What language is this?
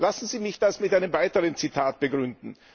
German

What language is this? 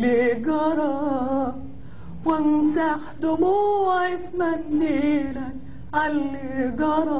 Arabic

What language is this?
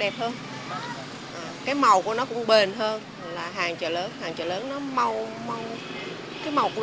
Vietnamese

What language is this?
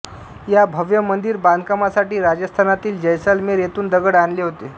Marathi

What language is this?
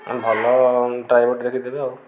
Odia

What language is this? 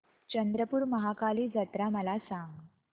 Marathi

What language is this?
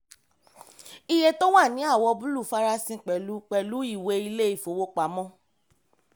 Yoruba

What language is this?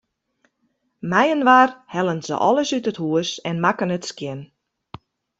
Western Frisian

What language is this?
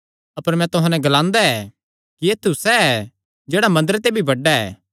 Kangri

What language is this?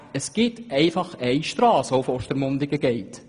Swiss German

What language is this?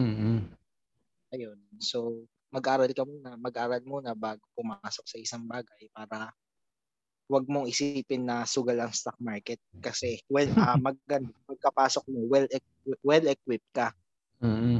Filipino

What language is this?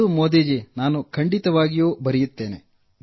Kannada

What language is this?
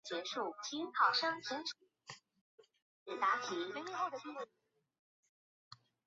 Chinese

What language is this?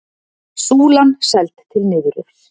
Icelandic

